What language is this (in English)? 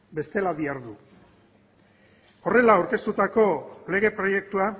Basque